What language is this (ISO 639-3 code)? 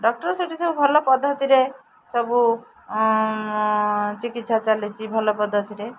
ori